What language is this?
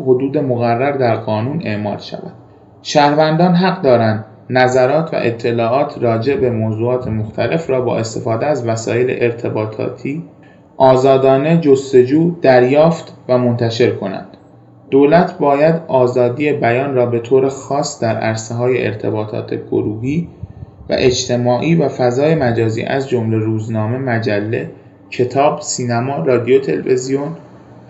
Persian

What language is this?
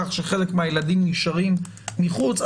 Hebrew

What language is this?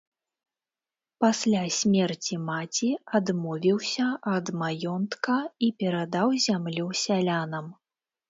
Belarusian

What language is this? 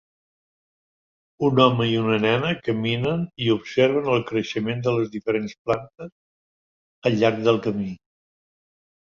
Catalan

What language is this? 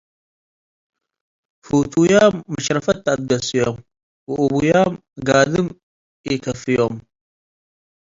Tigre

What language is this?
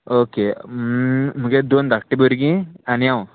Konkani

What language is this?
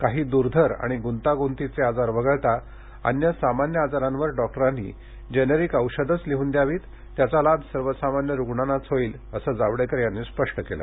Marathi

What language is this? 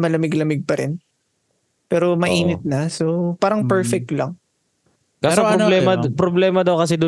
Filipino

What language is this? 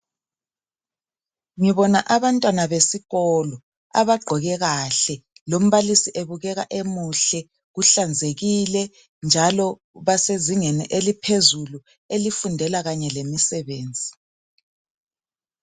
North Ndebele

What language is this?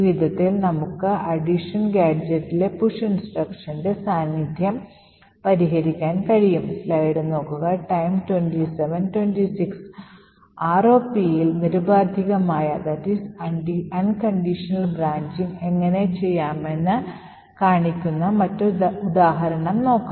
Malayalam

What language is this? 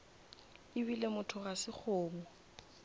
Northern Sotho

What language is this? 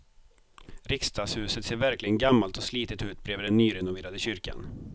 Swedish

